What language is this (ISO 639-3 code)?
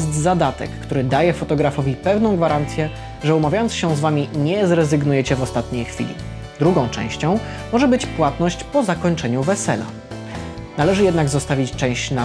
pol